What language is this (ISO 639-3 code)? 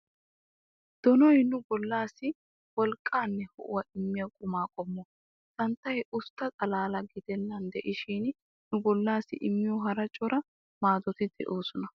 wal